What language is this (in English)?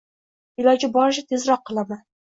Uzbek